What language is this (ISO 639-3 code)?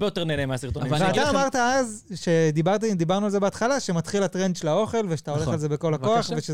heb